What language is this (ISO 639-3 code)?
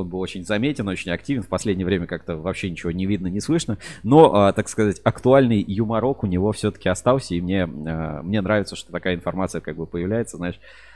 rus